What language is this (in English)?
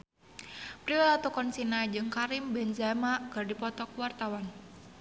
Sundanese